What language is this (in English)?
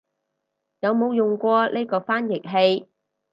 Cantonese